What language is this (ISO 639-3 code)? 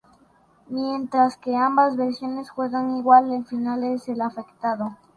spa